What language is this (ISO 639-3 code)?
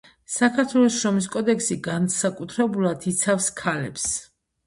kat